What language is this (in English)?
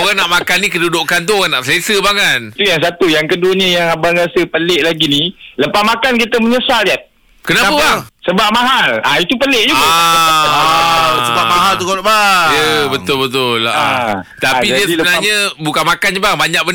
Malay